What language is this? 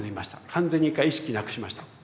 Japanese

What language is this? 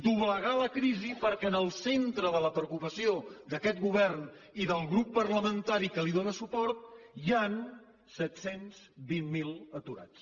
Catalan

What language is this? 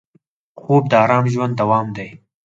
Pashto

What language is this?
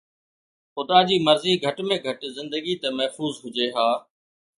Sindhi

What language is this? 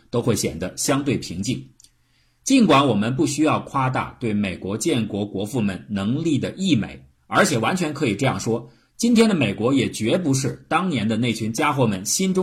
Chinese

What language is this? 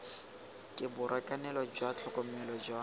Tswana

